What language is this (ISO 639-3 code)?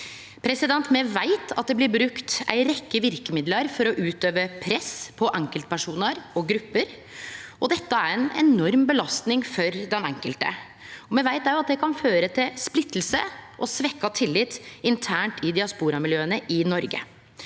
nor